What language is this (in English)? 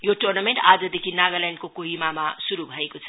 Nepali